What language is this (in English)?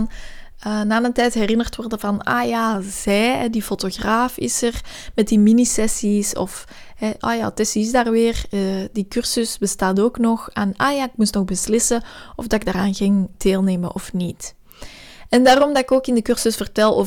Dutch